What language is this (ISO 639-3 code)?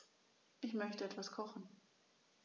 deu